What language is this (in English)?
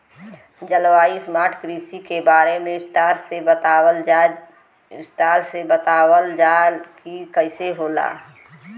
Bhojpuri